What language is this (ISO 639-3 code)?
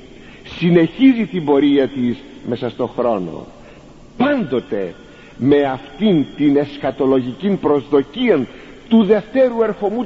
ell